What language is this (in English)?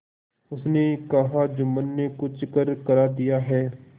Hindi